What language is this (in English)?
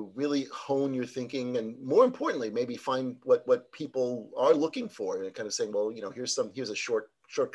English